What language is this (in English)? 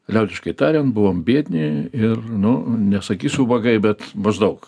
Lithuanian